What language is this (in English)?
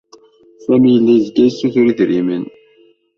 Kabyle